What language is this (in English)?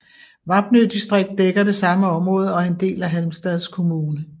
Danish